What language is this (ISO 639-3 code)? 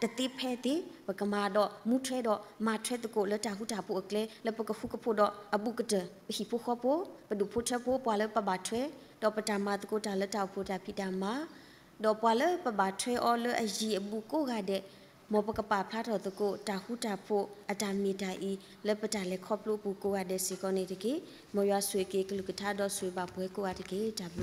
tha